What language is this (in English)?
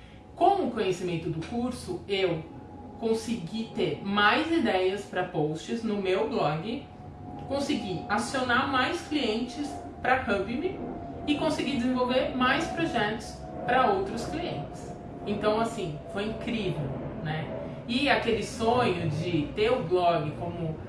Portuguese